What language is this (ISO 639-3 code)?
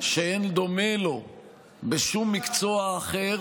heb